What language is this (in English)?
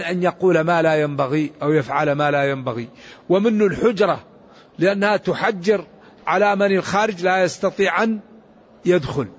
Arabic